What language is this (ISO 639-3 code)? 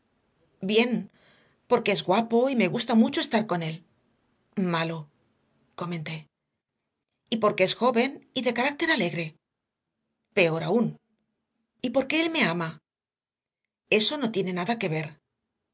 spa